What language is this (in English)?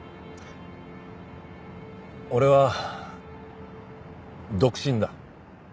Japanese